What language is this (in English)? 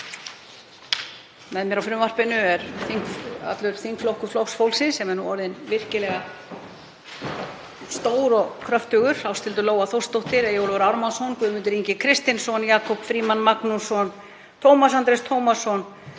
Icelandic